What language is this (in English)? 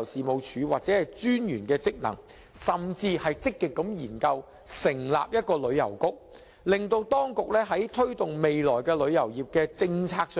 Cantonese